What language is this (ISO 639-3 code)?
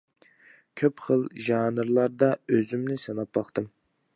uig